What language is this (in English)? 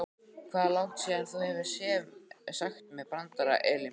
Icelandic